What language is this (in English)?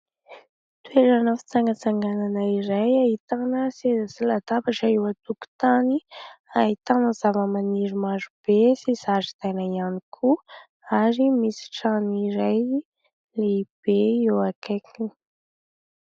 Malagasy